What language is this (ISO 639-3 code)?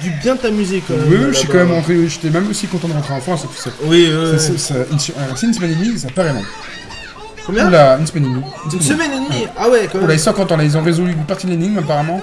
fra